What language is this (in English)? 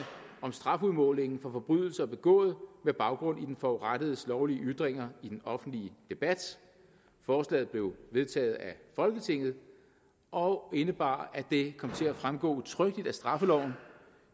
Danish